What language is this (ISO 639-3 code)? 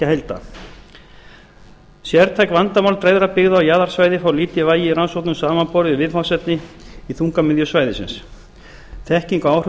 isl